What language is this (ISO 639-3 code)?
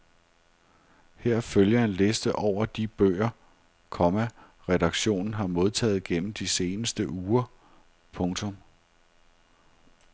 dan